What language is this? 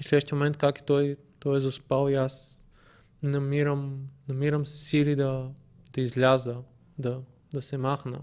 Bulgarian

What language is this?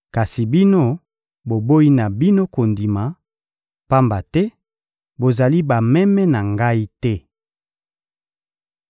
Lingala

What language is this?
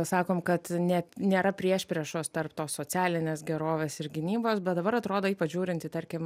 Lithuanian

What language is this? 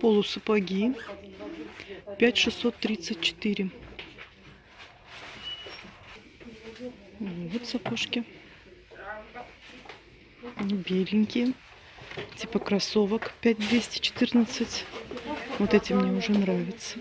Russian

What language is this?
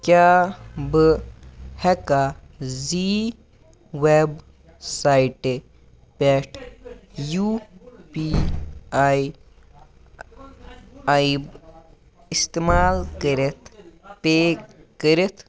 Kashmiri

